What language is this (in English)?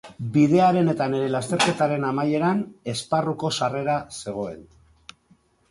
Basque